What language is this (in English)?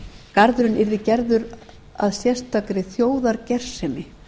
Icelandic